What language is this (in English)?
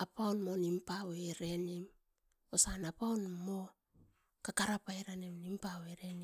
Askopan